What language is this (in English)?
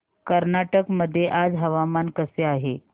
Marathi